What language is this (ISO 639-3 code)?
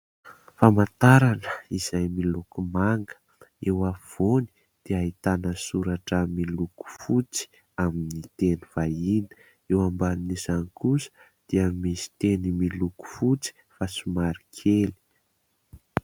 mlg